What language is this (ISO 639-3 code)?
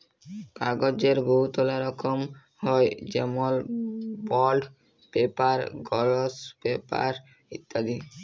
ben